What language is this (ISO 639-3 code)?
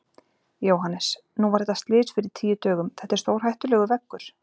isl